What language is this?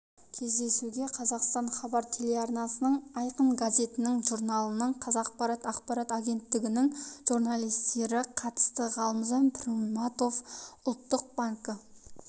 Kazakh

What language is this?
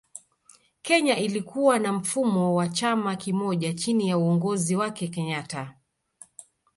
Swahili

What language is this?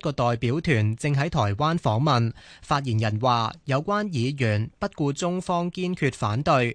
Chinese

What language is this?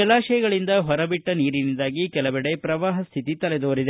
Kannada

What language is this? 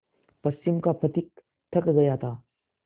Hindi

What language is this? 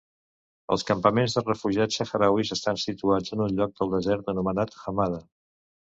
Catalan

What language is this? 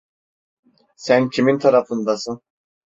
Turkish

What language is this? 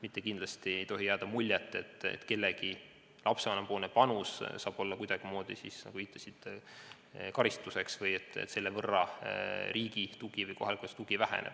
Estonian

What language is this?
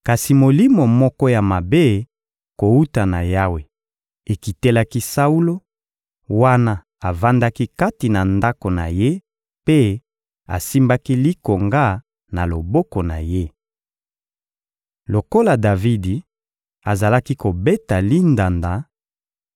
Lingala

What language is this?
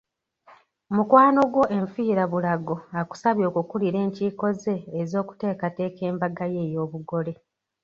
Ganda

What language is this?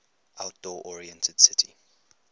English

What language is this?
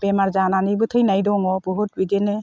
Bodo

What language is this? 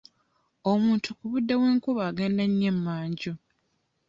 Ganda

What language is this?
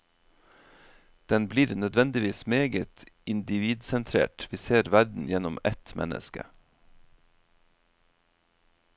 Norwegian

